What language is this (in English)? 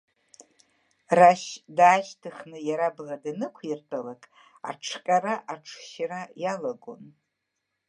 Abkhazian